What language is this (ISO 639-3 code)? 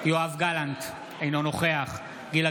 heb